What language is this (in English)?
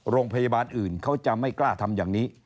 Thai